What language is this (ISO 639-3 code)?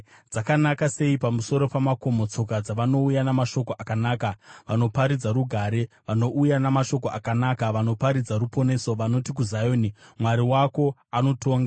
sna